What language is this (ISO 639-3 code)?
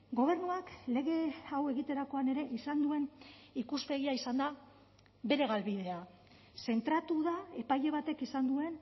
eus